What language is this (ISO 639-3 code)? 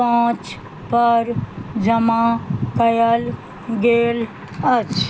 mai